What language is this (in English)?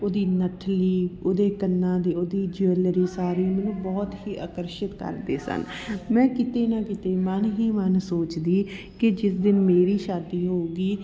Punjabi